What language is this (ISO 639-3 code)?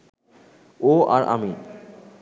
ben